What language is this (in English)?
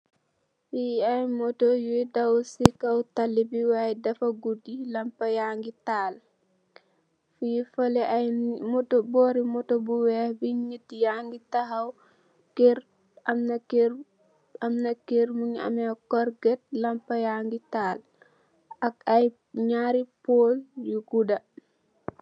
Wolof